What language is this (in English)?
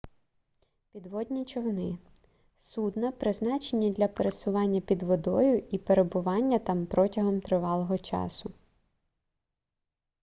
Ukrainian